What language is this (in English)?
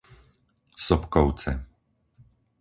Slovak